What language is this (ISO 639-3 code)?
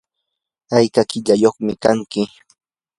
qur